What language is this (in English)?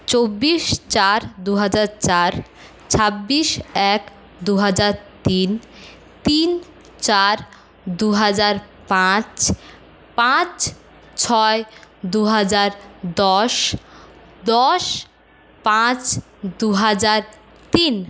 Bangla